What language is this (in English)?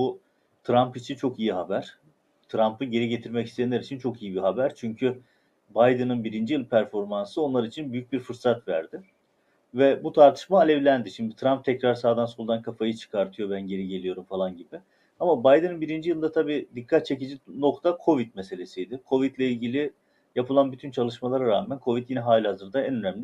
Turkish